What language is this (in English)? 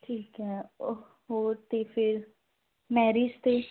Punjabi